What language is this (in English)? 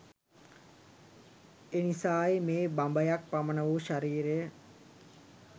Sinhala